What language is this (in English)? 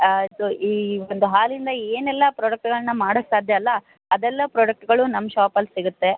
Kannada